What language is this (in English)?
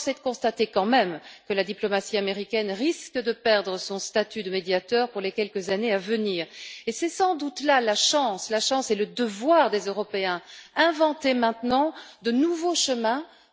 French